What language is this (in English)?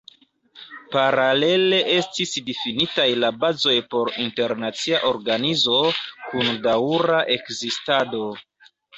Esperanto